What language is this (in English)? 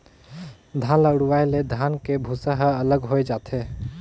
Chhattisgarhi